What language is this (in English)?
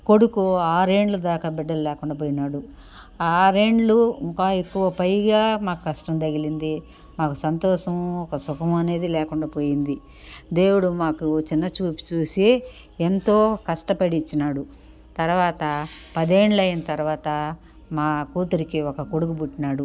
Telugu